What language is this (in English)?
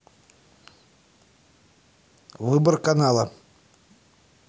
Russian